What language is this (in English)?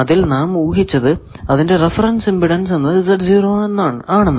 Malayalam